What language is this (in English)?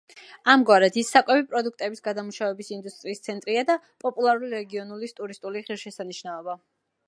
Georgian